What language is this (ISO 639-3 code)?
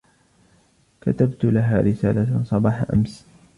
ara